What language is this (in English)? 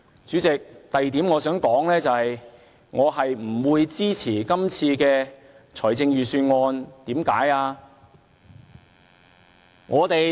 Cantonese